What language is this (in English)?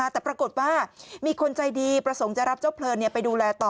Thai